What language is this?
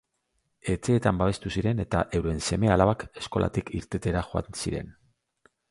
Basque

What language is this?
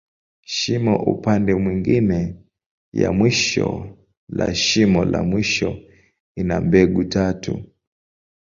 Swahili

